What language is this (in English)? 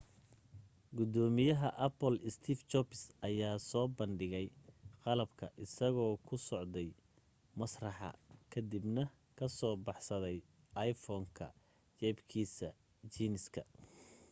Somali